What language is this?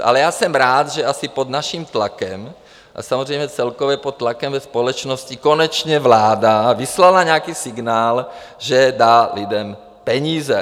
Czech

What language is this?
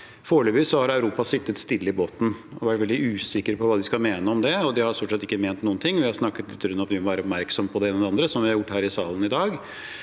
Norwegian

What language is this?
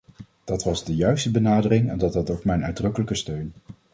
Dutch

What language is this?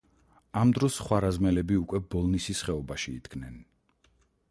Georgian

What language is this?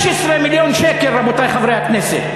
Hebrew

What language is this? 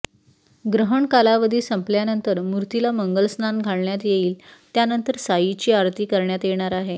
Marathi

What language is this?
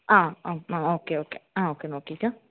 Malayalam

